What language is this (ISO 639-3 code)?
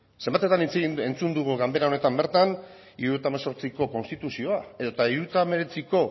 eus